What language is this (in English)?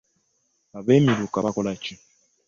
Ganda